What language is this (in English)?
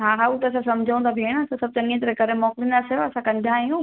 Sindhi